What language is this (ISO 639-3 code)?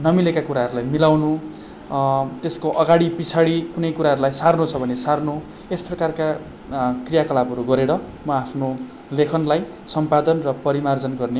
nep